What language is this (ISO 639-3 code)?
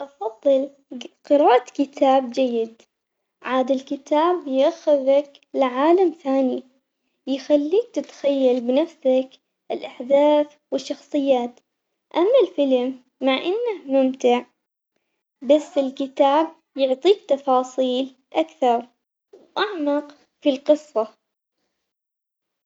acx